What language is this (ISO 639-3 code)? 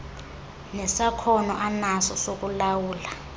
xho